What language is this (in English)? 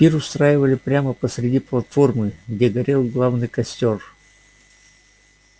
Russian